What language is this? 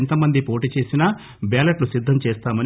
Telugu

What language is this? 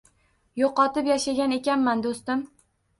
Uzbek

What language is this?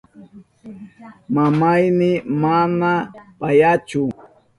Southern Pastaza Quechua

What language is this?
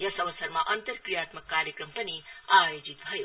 Nepali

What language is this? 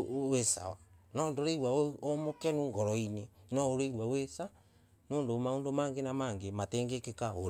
Embu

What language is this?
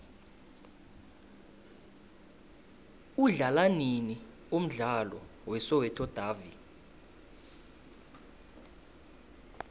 South Ndebele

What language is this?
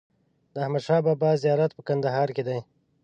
Pashto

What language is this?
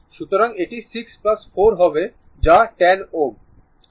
Bangla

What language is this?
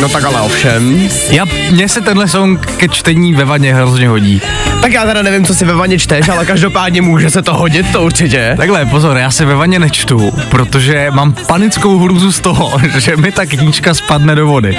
Czech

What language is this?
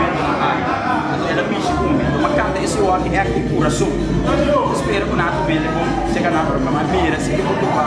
Greek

